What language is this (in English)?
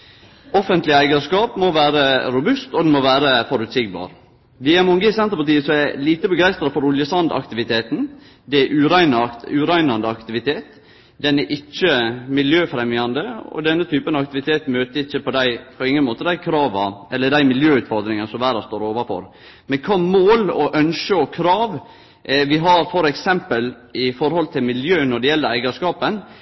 Norwegian Nynorsk